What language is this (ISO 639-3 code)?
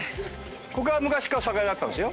jpn